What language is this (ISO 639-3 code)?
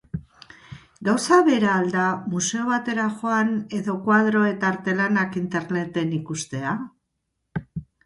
eus